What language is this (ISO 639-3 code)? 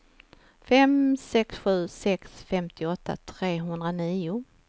swe